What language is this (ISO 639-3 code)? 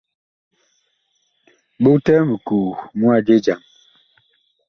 bkh